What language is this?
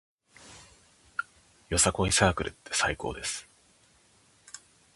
Japanese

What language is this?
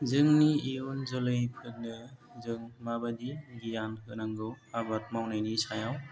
Bodo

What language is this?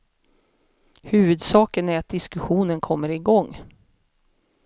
Swedish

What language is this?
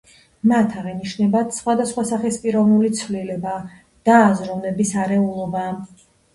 Georgian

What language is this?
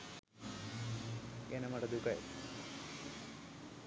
Sinhala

